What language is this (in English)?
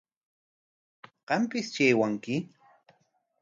Corongo Ancash Quechua